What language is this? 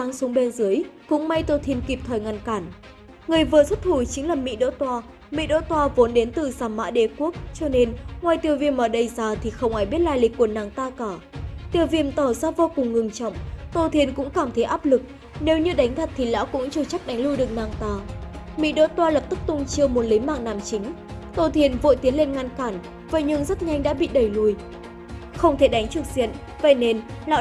Vietnamese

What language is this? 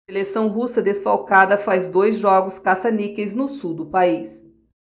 Portuguese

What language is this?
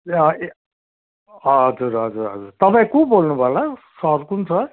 Nepali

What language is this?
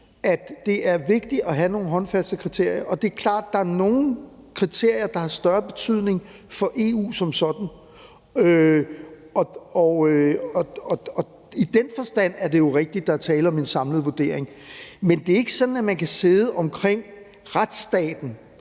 Danish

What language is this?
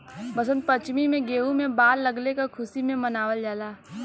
Bhojpuri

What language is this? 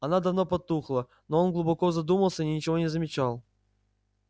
Russian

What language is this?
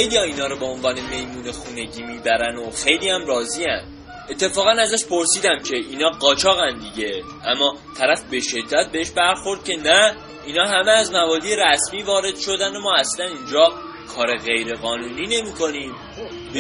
Persian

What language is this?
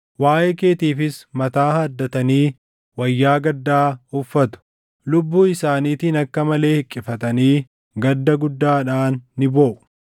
Oromo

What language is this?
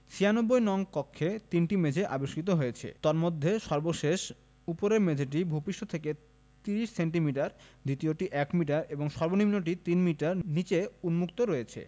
Bangla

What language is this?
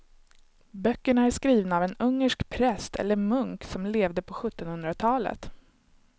Swedish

